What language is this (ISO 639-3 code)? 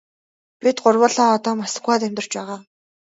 mon